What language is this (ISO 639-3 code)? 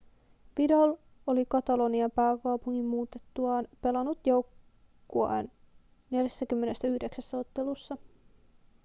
fin